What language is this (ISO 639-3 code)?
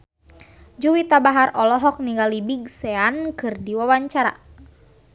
sun